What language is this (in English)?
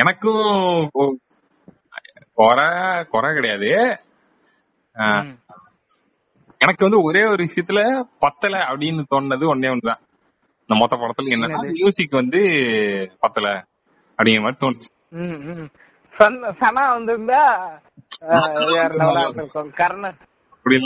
Tamil